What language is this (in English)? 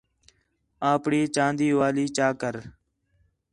Khetrani